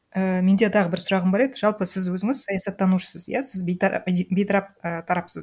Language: Kazakh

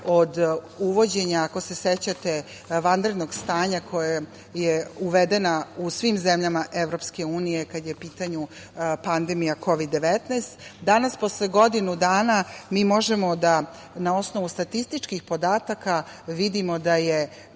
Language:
Serbian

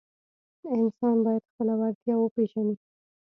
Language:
Pashto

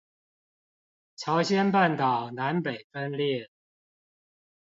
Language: Chinese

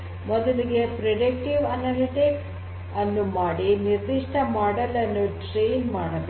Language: Kannada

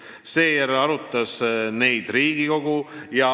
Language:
Estonian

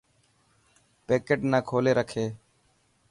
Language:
Dhatki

